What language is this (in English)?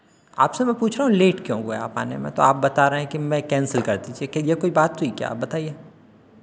Hindi